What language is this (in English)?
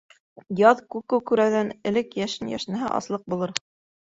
Bashkir